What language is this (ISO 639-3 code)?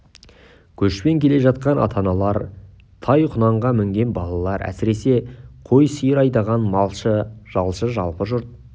kaz